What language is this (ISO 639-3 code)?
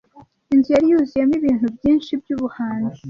kin